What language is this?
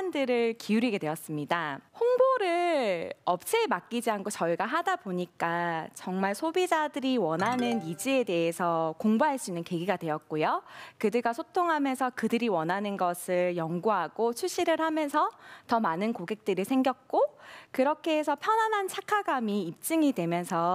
Korean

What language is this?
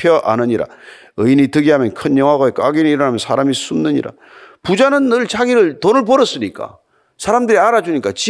Korean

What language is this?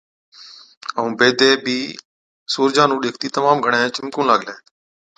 Od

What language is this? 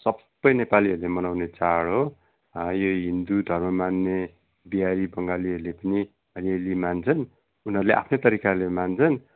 Nepali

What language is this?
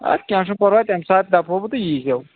Kashmiri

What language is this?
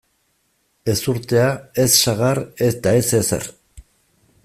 Basque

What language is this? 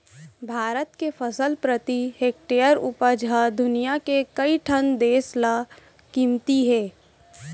Chhattisgarhi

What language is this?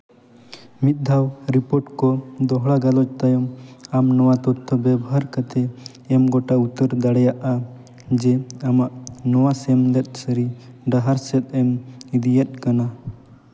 Santali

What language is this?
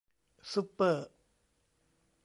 Thai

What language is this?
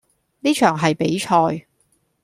Cantonese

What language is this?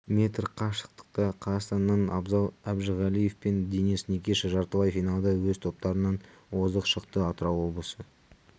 Kazakh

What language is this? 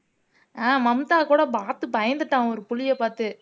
Tamil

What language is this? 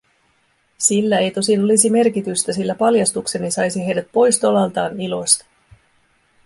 Finnish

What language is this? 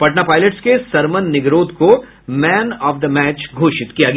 Hindi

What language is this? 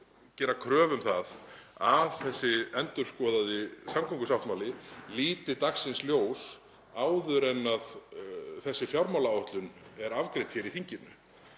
Icelandic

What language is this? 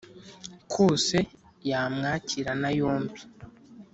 Kinyarwanda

